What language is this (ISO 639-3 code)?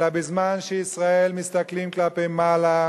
heb